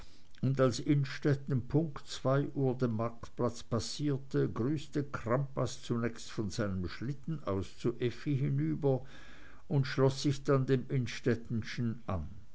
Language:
German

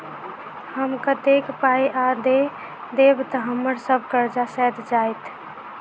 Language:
Maithili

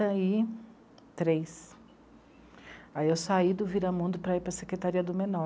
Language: Portuguese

